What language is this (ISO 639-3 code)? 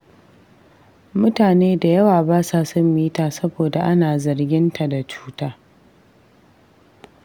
hau